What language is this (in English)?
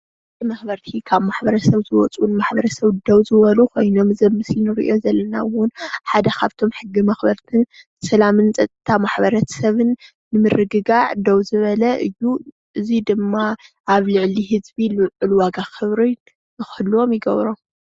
Tigrinya